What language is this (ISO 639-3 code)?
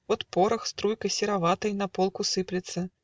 rus